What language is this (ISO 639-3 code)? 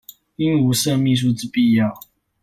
zho